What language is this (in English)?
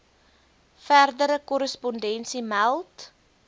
Afrikaans